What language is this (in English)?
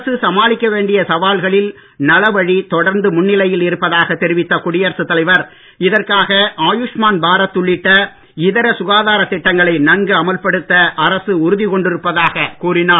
Tamil